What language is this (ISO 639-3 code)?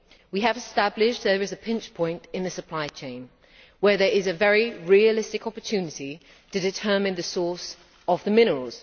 eng